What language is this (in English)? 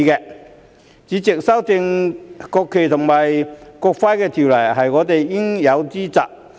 Cantonese